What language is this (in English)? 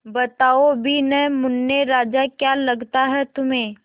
Hindi